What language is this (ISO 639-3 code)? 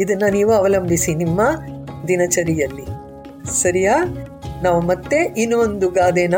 kan